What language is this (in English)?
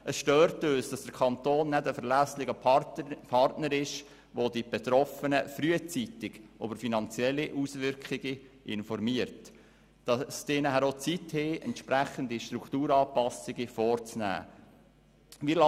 Swiss German